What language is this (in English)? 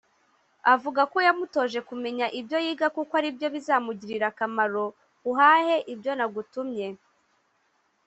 Kinyarwanda